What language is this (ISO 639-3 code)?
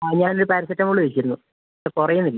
mal